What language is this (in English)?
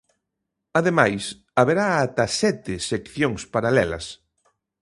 Galician